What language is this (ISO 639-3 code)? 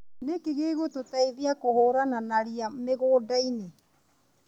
kik